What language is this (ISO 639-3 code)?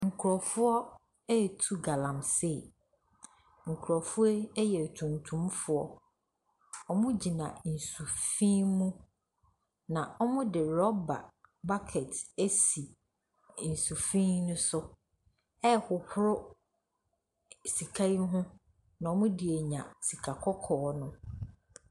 aka